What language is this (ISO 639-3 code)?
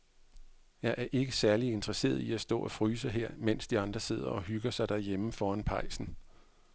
dan